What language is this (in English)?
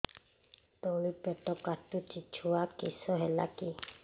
Odia